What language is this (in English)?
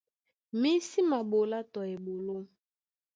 Duala